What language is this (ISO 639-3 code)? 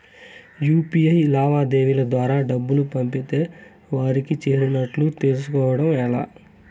tel